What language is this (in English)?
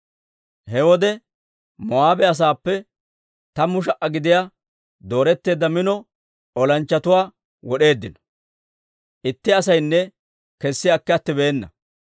Dawro